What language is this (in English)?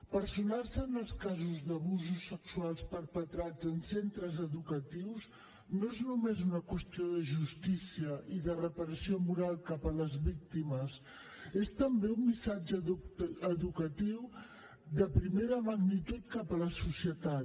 Catalan